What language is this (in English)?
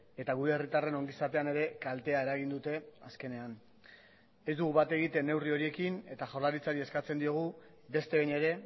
Basque